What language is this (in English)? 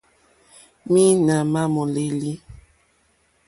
Mokpwe